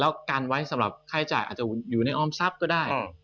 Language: Thai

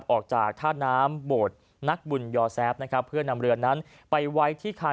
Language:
Thai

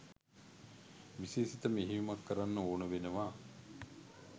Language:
Sinhala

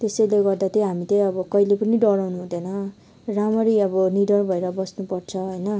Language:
Nepali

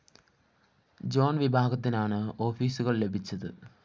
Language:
Malayalam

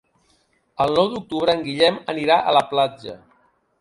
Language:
Catalan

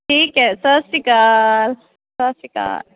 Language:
Punjabi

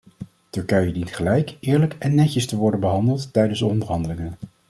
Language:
Dutch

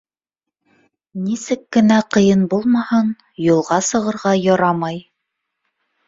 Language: Bashkir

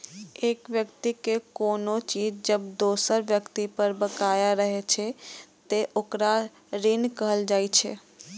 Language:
Maithili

